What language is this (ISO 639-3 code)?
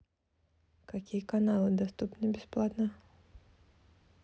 rus